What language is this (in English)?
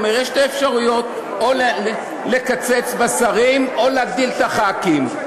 Hebrew